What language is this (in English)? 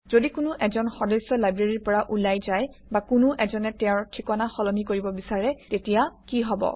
Assamese